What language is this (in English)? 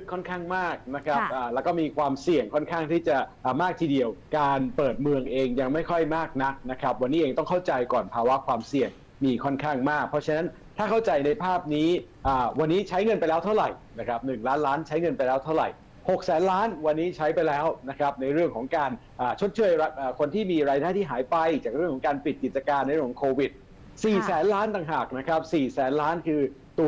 Thai